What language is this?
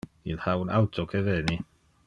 Interlingua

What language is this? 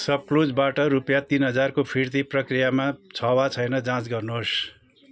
Nepali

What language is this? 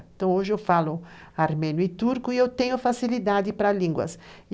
Portuguese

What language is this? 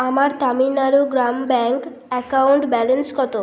Bangla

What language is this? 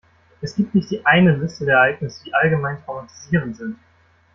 German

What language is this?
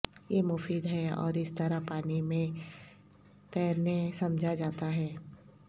Urdu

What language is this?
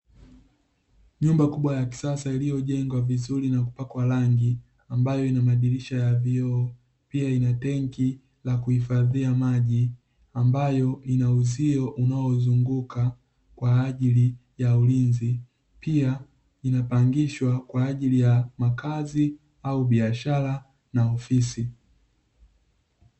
Swahili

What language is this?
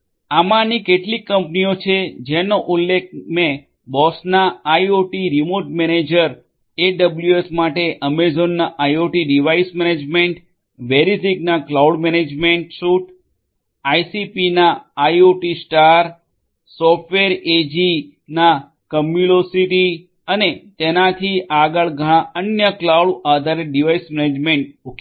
Gujarati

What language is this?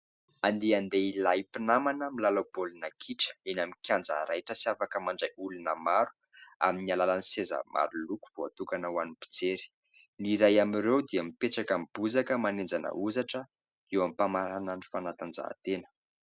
Malagasy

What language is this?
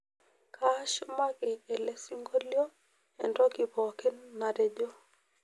Masai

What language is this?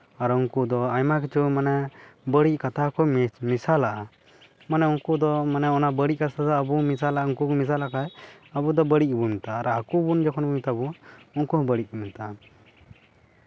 Santali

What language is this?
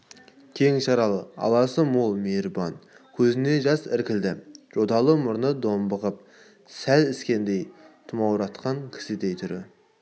Kazakh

